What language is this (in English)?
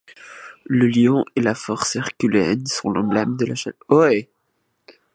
French